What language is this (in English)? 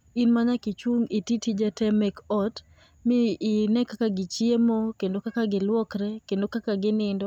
Luo (Kenya and Tanzania)